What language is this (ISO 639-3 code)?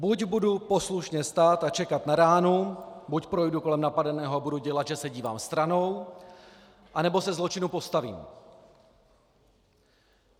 ces